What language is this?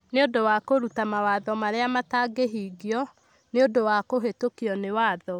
Kikuyu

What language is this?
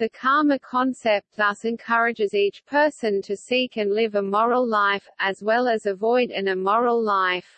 English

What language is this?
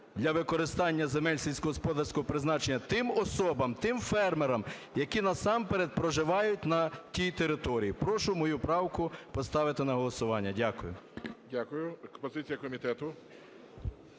Ukrainian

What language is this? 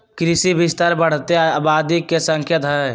Magahi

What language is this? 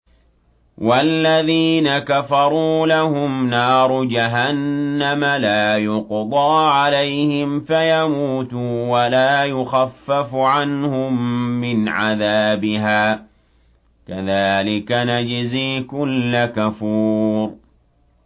Arabic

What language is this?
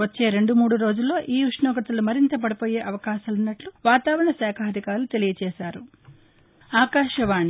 Telugu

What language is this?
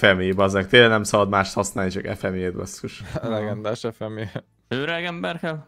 Hungarian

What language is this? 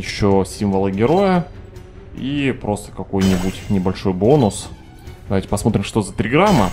Russian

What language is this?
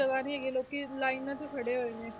Punjabi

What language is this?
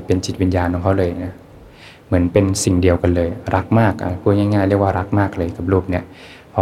Thai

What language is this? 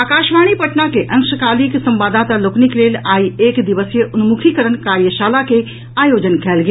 Maithili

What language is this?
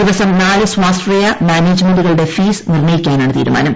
Malayalam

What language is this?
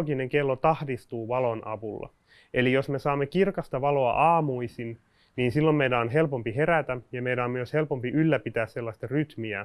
Finnish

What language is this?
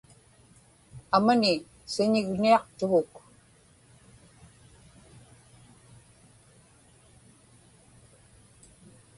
Inupiaq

